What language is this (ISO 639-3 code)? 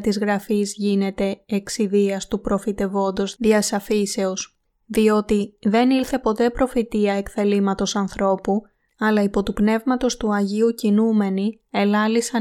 ell